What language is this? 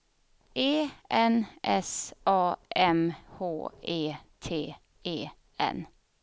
Swedish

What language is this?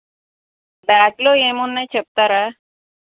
Telugu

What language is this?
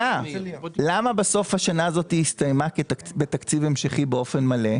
Hebrew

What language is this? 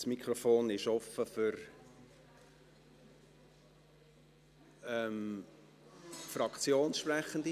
Swiss German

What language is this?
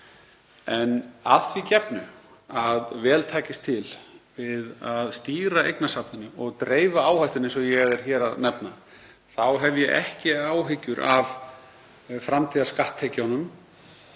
Icelandic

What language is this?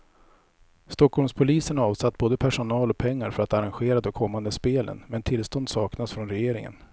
Swedish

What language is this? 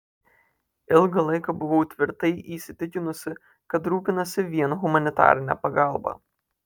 Lithuanian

